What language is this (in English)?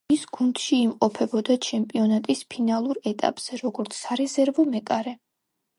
Georgian